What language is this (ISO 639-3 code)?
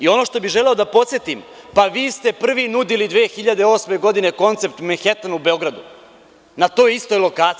srp